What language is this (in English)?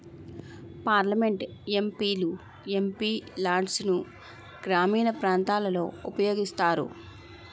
Telugu